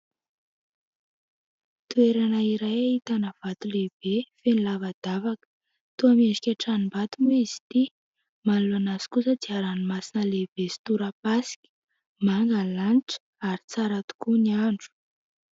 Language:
Malagasy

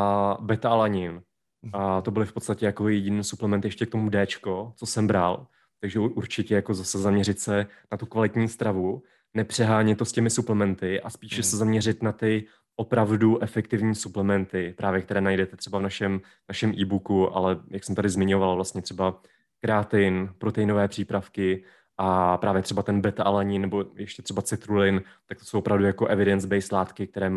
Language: Czech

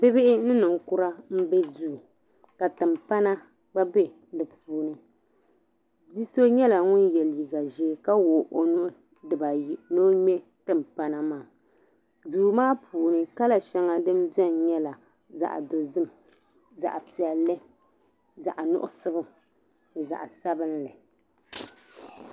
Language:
Dagbani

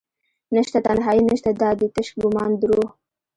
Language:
Pashto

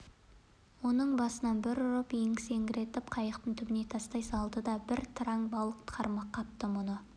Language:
Kazakh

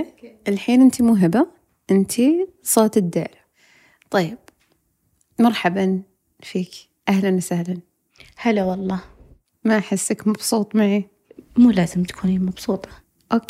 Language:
Arabic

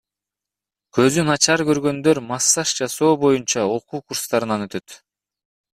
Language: Kyrgyz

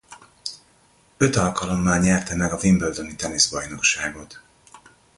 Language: Hungarian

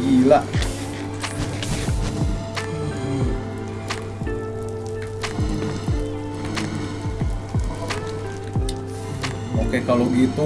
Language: Indonesian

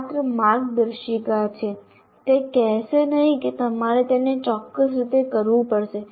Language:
Gujarati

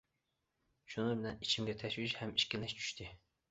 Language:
Uyghur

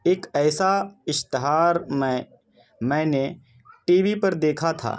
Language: Urdu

